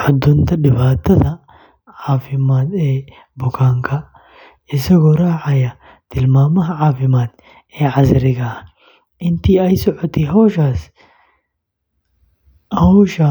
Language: Somali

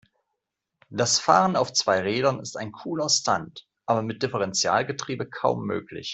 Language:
German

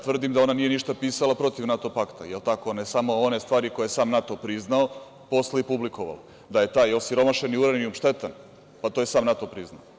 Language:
Serbian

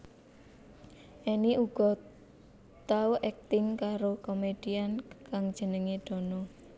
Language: Javanese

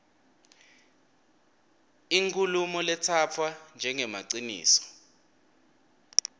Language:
Swati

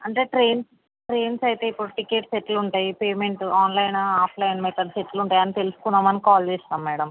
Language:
Telugu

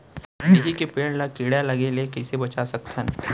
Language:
Chhattisgarhi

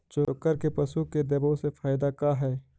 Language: Magahi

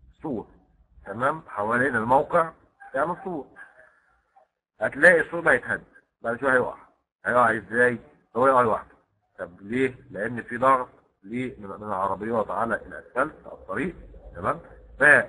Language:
Arabic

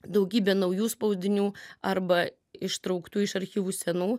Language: Lithuanian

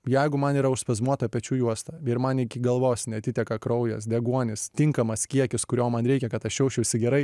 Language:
Lithuanian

